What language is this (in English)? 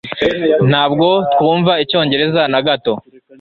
Kinyarwanda